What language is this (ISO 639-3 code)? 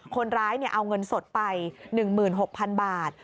tha